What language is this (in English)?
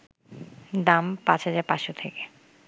Bangla